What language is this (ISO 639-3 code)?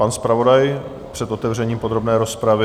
ces